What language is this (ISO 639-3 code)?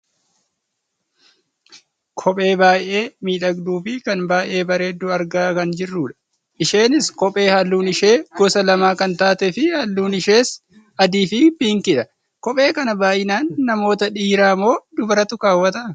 orm